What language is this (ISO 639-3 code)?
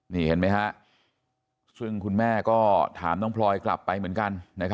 tha